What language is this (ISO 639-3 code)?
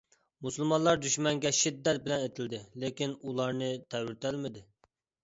uig